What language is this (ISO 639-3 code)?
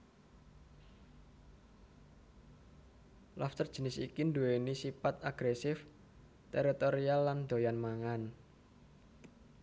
jav